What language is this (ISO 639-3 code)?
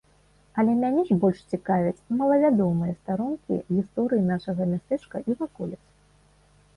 bel